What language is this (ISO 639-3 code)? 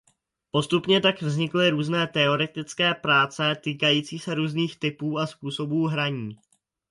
ces